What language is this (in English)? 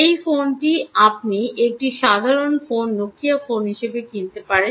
Bangla